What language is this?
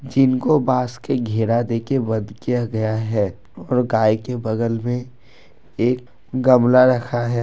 Hindi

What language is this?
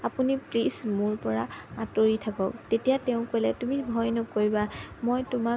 Assamese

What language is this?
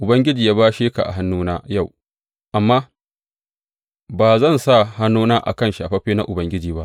Hausa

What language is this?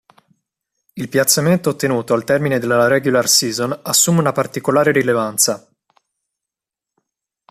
Italian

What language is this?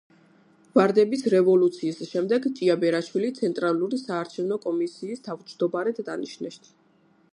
Georgian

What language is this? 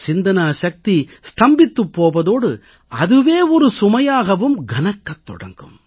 Tamil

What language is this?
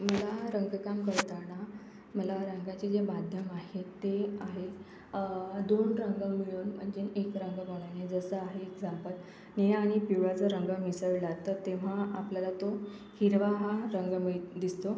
Marathi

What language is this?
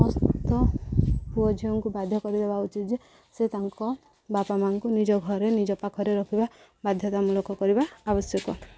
Odia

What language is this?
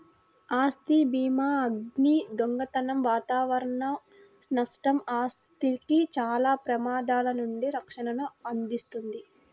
Telugu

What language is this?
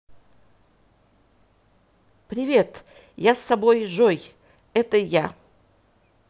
Russian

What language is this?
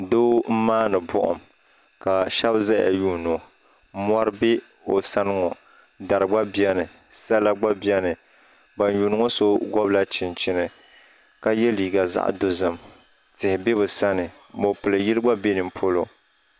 Dagbani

